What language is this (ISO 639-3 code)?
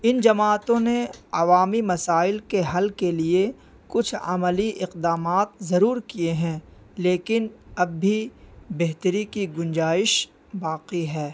urd